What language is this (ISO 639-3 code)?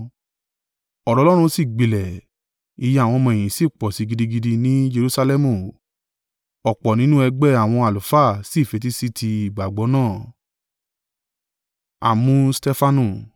yor